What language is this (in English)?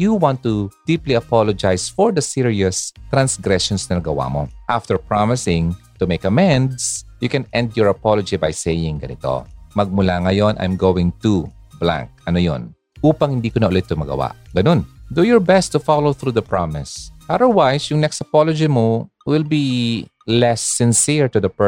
Filipino